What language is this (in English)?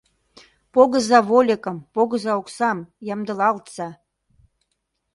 Mari